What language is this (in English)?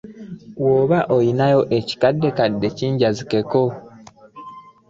Ganda